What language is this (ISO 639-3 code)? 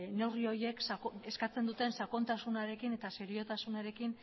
eus